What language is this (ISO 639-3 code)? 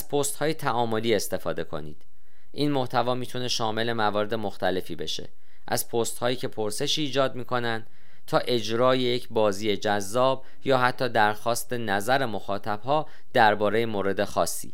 fas